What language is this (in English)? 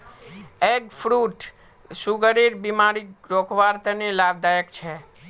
Magahi